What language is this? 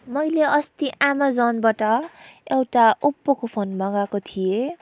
Nepali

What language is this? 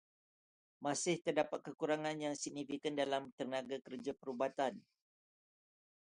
Malay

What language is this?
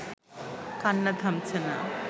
Bangla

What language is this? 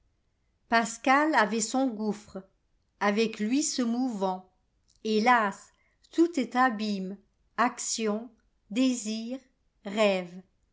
French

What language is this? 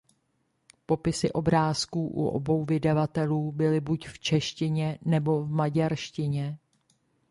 Czech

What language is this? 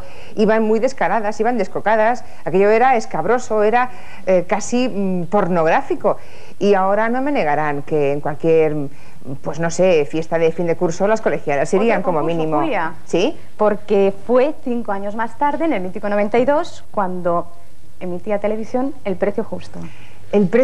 Spanish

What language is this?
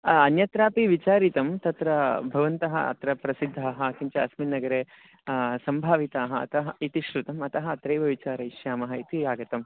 Sanskrit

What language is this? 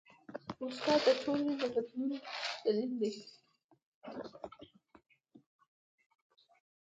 Pashto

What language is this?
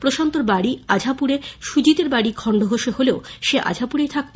Bangla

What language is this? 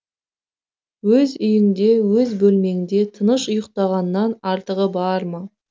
Kazakh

